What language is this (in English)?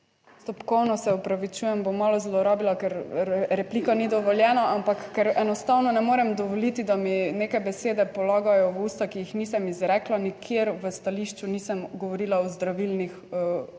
Slovenian